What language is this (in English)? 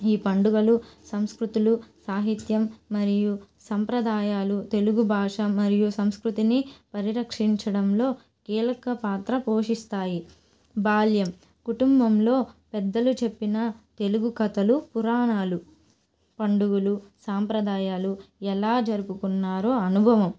Telugu